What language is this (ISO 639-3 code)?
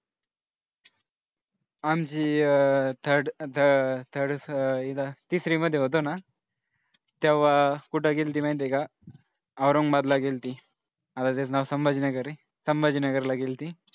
mar